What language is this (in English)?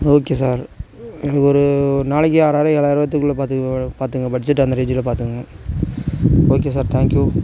Tamil